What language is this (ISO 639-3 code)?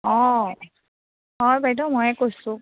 asm